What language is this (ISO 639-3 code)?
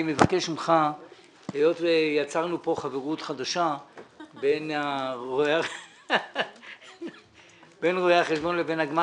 heb